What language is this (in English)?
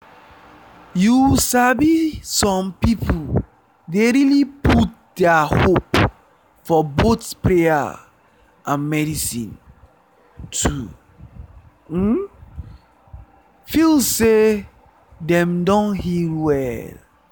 Nigerian Pidgin